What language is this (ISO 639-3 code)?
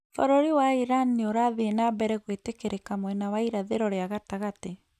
kik